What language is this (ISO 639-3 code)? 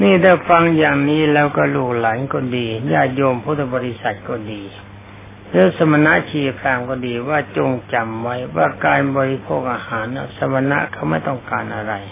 tha